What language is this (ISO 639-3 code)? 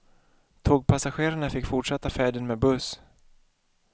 swe